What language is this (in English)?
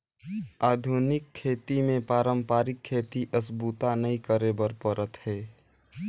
Chhattisgarhi